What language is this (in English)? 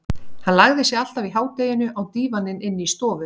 Icelandic